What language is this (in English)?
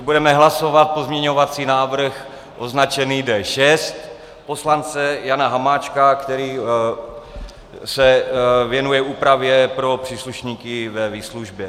Czech